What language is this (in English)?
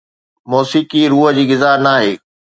Sindhi